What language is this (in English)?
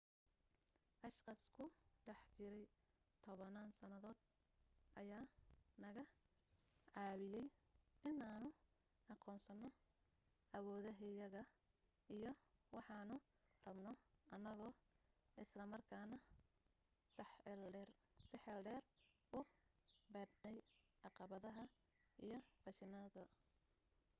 Somali